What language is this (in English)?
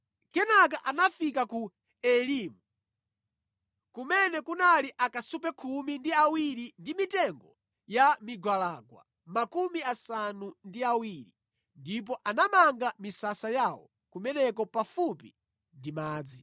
Nyanja